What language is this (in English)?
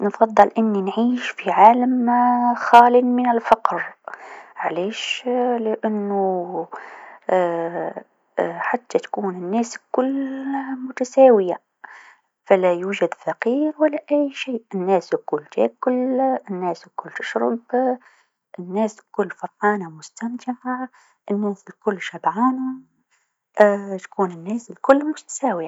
Tunisian Arabic